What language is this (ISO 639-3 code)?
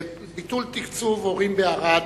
heb